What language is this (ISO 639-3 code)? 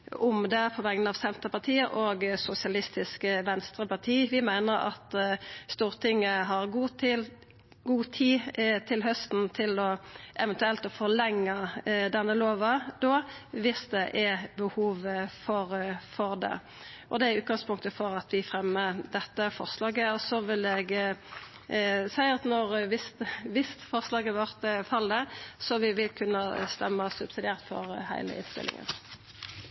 nno